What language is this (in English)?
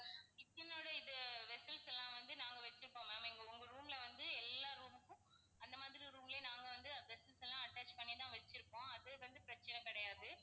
Tamil